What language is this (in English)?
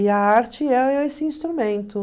Portuguese